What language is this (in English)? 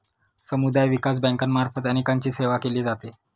Marathi